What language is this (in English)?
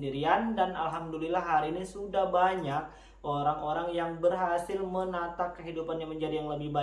Indonesian